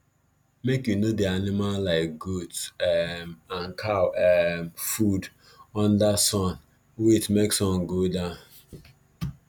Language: Nigerian Pidgin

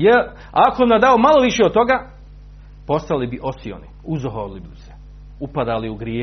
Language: Croatian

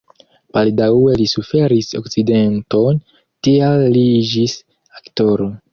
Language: Esperanto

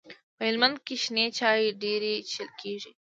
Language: Pashto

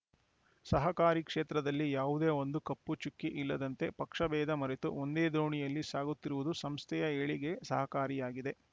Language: Kannada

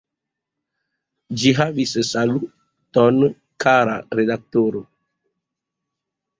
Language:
Esperanto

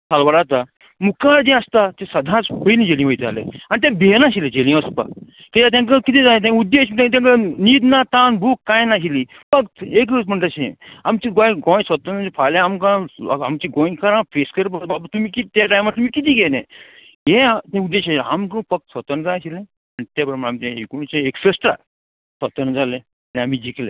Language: Konkani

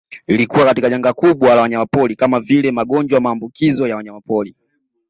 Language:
Swahili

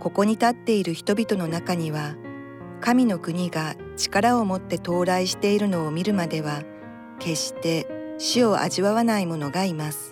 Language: Japanese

